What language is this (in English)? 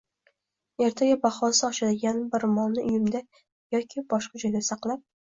Uzbek